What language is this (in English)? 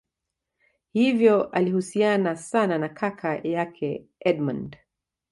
Swahili